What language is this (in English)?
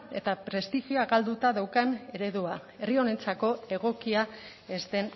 Basque